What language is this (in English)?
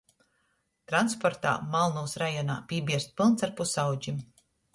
Latgalian